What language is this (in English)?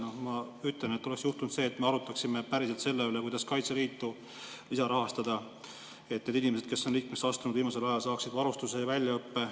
Estonian